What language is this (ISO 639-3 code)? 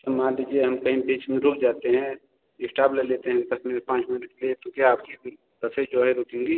hin